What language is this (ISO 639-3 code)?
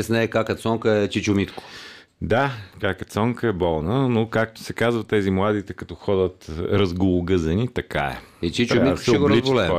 bul